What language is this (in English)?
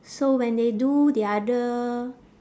English